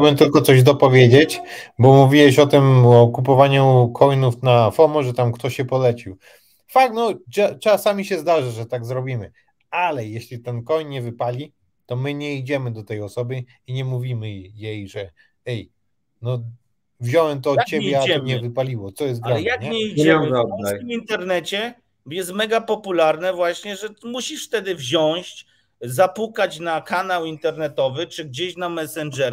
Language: Polish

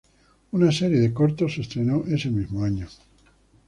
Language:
Spanish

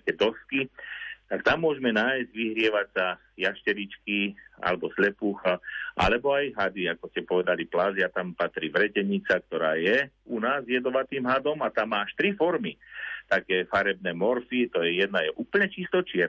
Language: Slovak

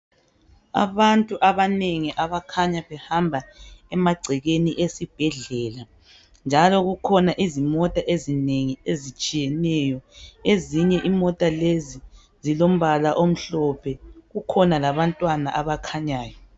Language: North Ndebele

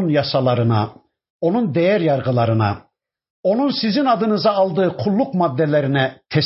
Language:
Turkish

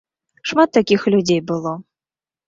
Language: Belarusian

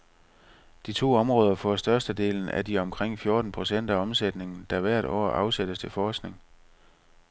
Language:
Danish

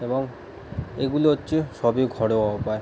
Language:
Bangla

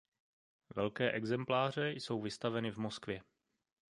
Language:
Czech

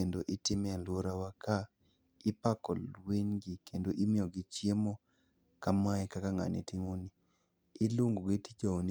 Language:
Luo (Kenya and Tanzania)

